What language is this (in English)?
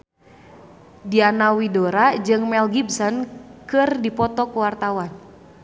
Sundanese